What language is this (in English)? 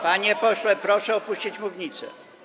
Polish